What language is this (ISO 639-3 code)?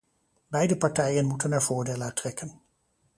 nld